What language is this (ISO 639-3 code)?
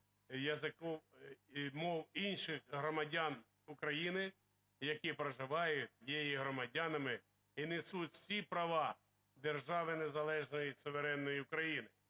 ukr